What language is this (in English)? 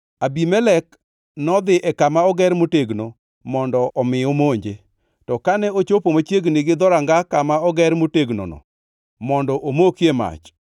Luo (Kenya and Tanzania)